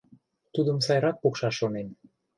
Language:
Mari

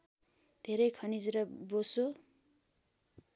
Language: Nepali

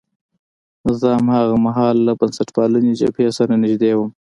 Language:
Pashto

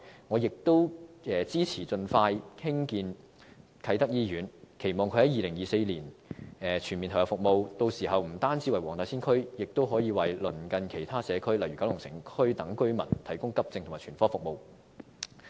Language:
Cantonese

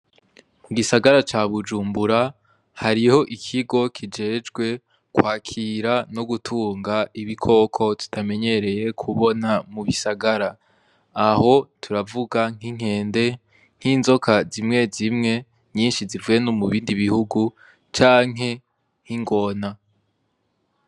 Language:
Rundi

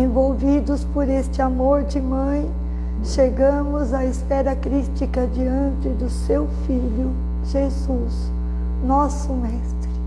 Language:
Portuguese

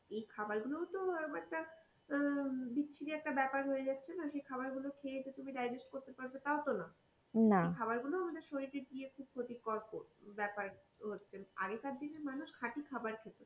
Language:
Bangla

